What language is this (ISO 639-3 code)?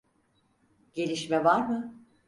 tur